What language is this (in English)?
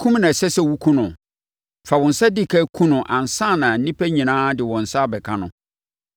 Akan